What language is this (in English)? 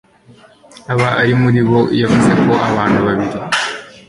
Kinyarwanda